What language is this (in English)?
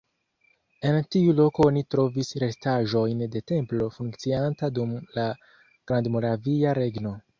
Esperanto